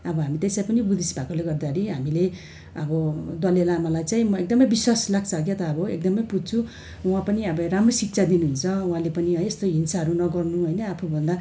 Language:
Nepali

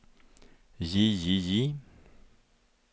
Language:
Norwegian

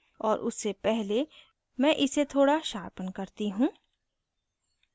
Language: Hindi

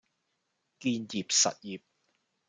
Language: Cantonese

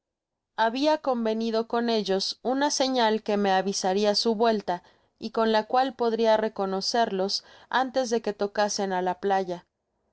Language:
Spanish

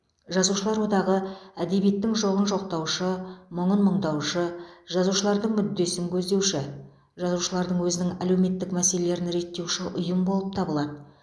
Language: Kazakh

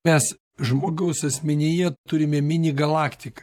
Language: Lithuanian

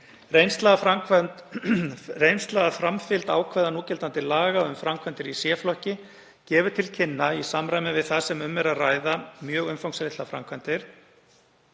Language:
Icelandic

